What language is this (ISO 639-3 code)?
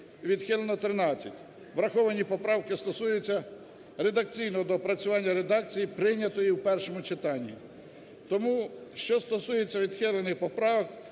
ukr